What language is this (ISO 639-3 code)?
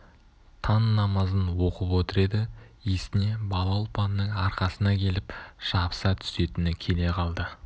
kaz